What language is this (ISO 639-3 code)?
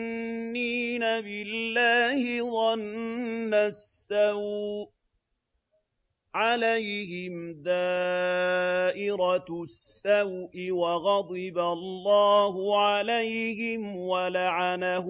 ara